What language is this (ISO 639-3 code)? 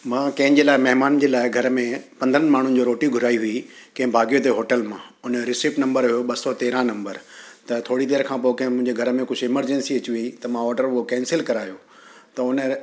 snd